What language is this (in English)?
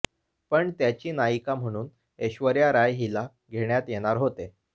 Marathi